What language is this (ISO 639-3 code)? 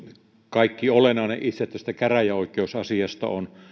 fin